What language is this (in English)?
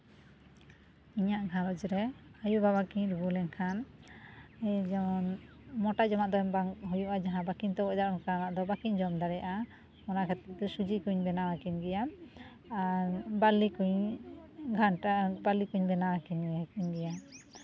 Santali